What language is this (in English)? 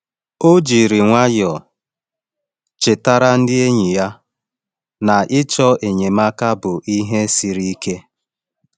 Igbo